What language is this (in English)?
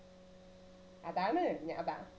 Malayalam